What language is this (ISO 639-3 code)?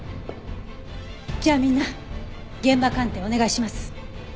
jpn